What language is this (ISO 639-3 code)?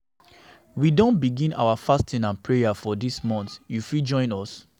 pcm